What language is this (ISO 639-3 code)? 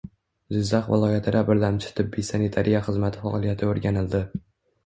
uzb